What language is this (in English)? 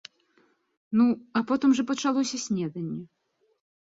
Belarusian